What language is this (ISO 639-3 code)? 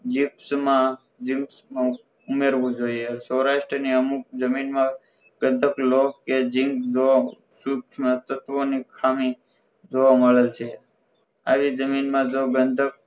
guj